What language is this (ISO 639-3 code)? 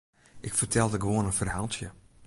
fry